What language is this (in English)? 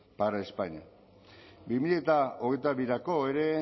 Basque